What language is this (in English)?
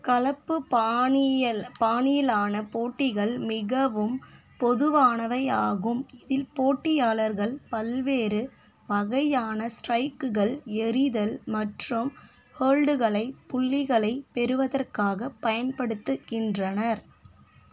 Tamil